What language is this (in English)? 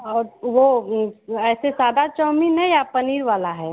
Hindi